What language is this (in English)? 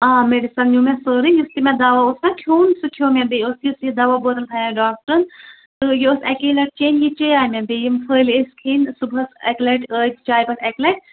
Kashmiri